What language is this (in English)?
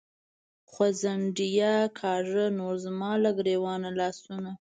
Pashto